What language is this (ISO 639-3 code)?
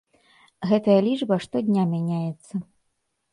bel